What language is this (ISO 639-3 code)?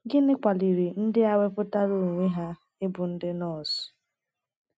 ibo